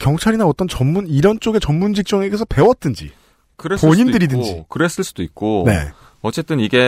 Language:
Korean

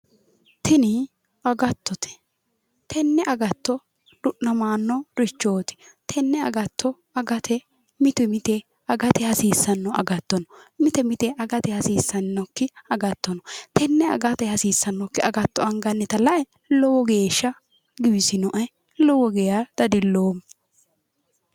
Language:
Sidamo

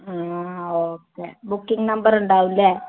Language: Malayalam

